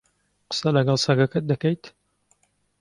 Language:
Central Kurdish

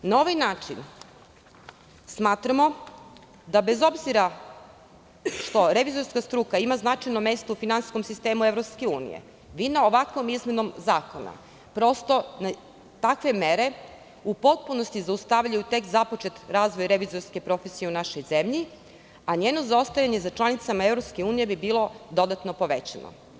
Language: Serbian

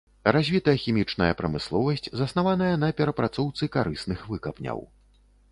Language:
Belarusian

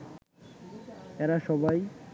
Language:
Bangla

